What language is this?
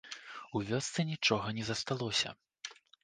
Belarusian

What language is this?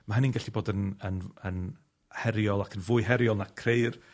Welsh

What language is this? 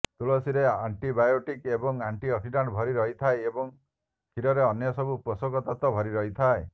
Odia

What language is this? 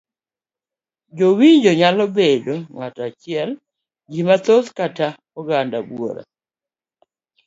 Luo (Kenya and Tanzania)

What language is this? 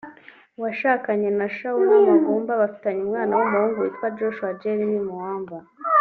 Kinyarwanda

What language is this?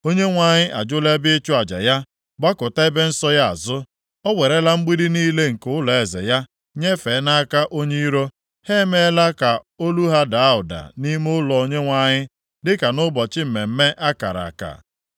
Igbo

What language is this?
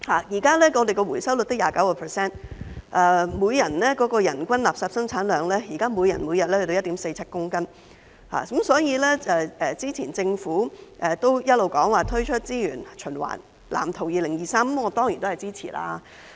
Cantonese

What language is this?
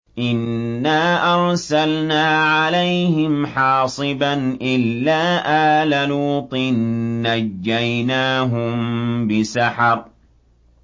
Arabic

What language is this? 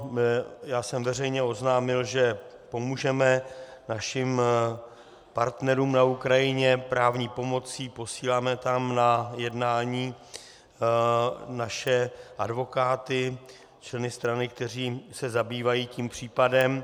Czech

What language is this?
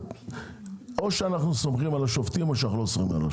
Hebrew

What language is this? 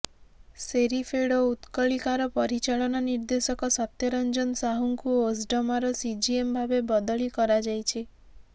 Odia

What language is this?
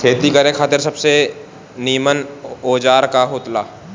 Bhojpuri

